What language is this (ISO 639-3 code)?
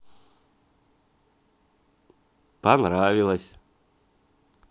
rus